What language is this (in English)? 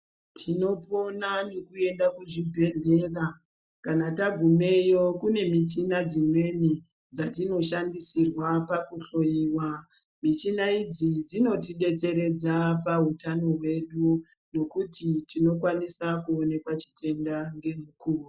Ndau